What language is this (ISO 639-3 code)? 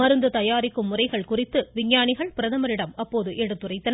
tam